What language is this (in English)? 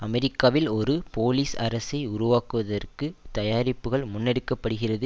Tamil